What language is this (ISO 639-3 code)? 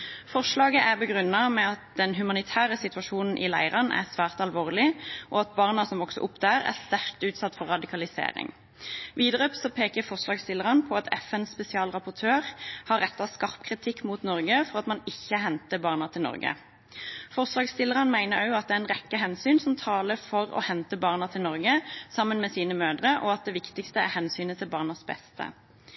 nob